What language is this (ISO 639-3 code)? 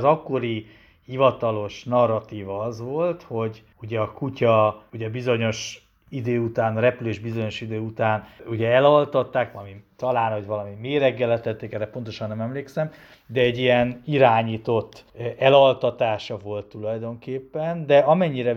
hun